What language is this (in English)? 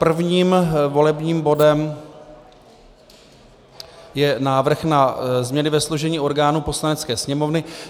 Czech